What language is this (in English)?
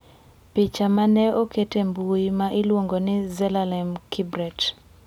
Luo (Kenya and Tanzania)